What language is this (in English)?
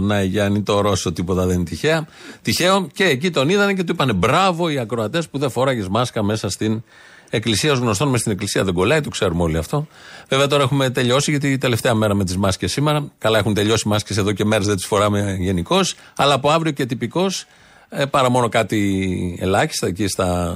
Greek